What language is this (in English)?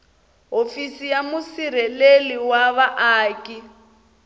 Tsonga